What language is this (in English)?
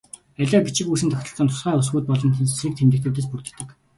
Mongolian